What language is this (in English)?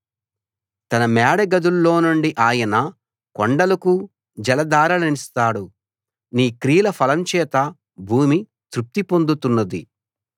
Telugu